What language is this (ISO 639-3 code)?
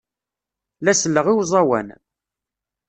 kab